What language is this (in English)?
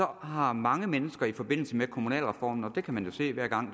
Danish